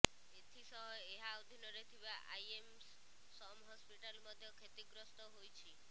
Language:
Odia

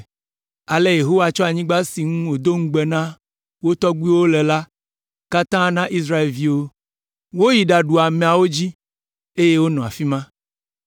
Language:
Ewe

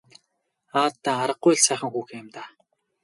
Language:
Mongolian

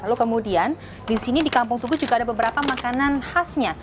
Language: Indonesian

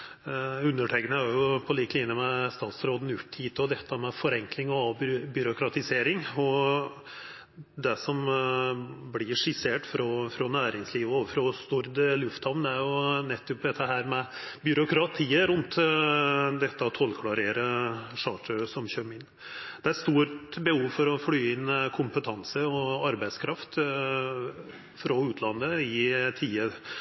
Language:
Norwegian Nynorsk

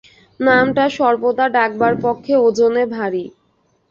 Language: Bangla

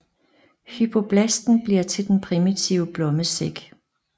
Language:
Danish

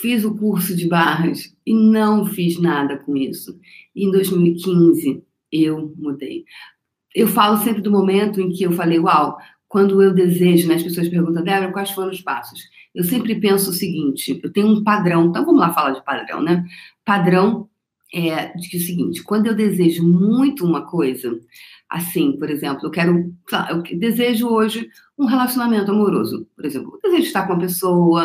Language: Portuguese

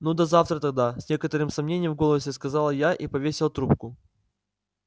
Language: Russian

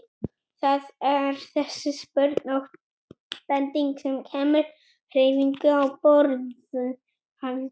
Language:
Icelandic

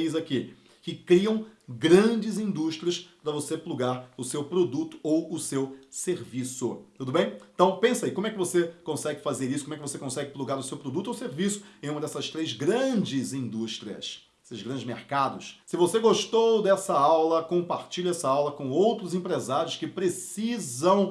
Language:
Portuguese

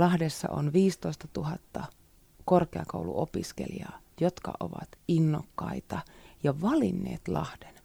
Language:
Finnish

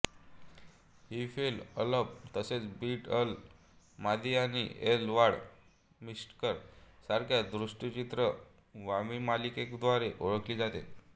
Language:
Marathi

